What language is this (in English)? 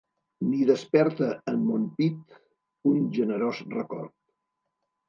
Catalan